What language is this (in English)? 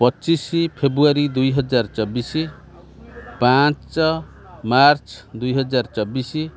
Odia